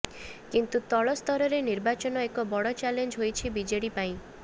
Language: Odia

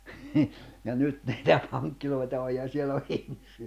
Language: Finnish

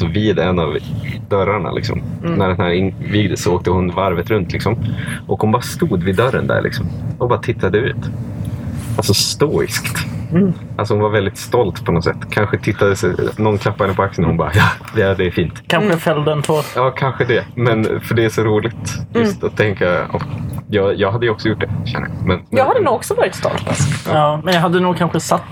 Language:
Swedish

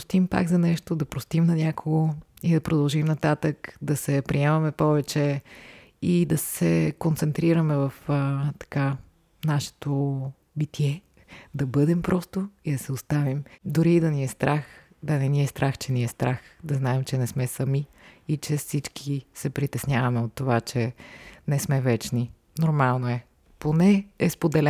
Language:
Bulgarian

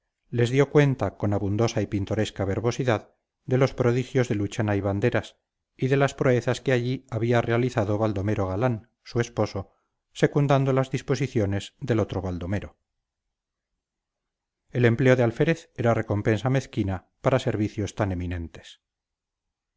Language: Spanish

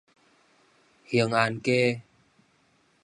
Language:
Min Nan Chinese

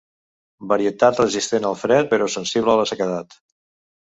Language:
Catalan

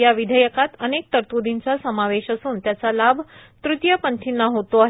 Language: Marathi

